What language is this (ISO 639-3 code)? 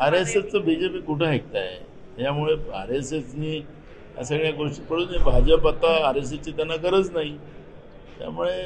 mar